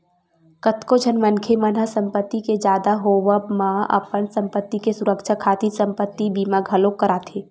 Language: Chhattisgarhi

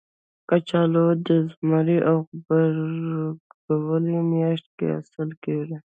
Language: Pashto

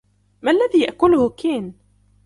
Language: Arabic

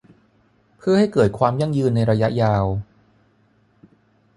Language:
Thai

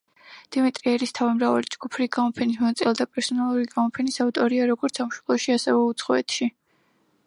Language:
Georgian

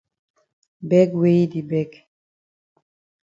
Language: Cameroon Pidgin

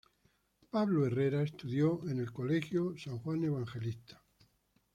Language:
Spanish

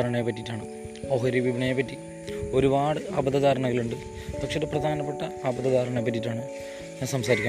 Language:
Malayalam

